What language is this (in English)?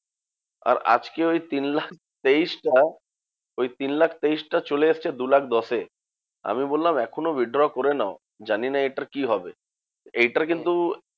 Bangla